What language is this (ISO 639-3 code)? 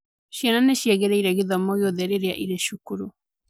kik